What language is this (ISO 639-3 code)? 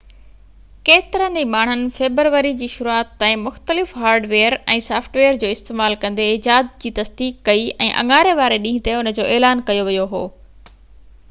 snd